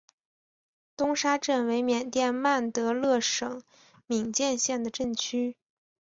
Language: Chinese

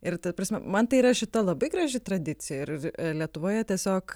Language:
Lithuanian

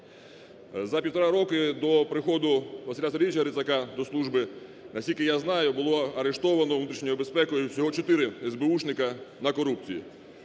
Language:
Ukrainian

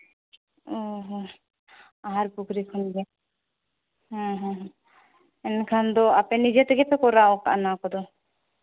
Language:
Santali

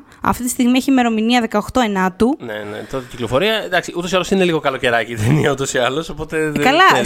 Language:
Greek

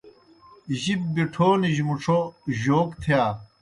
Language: Kohistani Shina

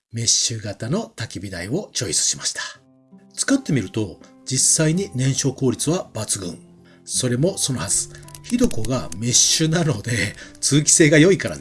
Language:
Japanese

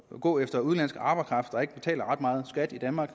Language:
Danish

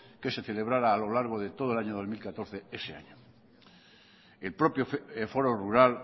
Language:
Spanish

